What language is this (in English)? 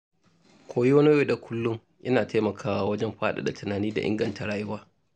Hausa